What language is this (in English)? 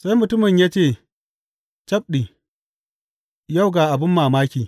Hausa